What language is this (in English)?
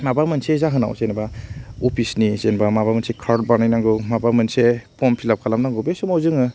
Bodo